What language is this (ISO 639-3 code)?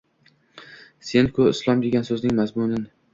uzb